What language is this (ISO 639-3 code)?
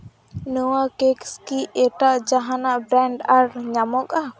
sat